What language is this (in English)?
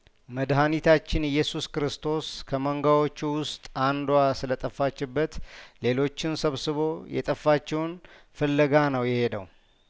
Amharic